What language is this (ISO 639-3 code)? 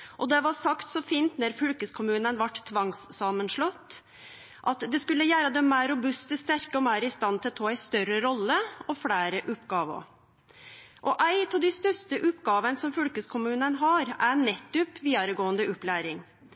nno